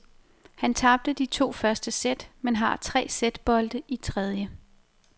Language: Danish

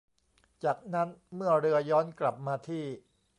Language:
Thai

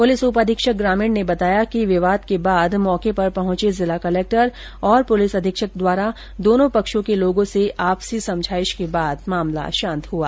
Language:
Hindi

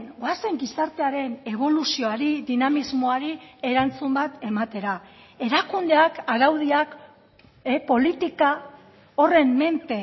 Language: Basque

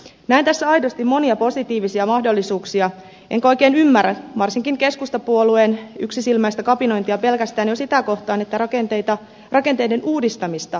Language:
Finnish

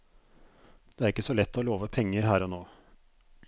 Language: Norwegian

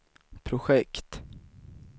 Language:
Swedish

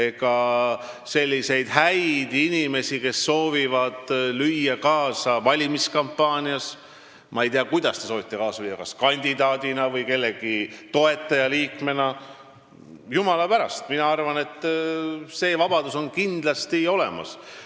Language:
Estonian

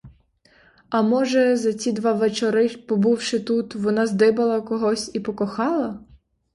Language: Ukrainian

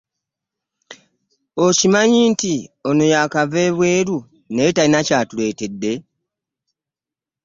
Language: Ganda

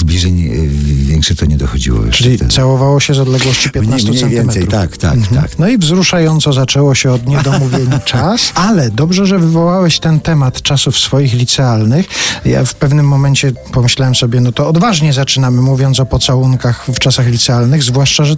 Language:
Polish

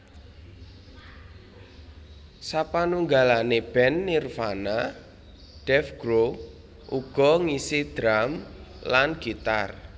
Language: Javanese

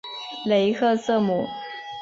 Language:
Chinese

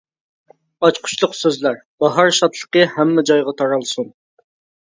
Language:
Uyghur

